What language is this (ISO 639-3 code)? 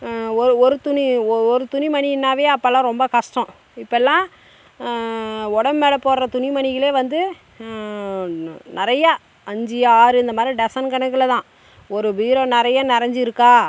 tam